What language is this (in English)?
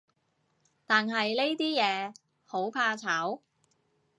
Cantonese